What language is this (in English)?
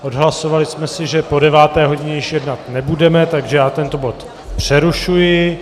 Czech